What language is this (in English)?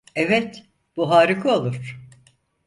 Turkish